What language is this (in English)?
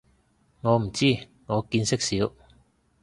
Cantonese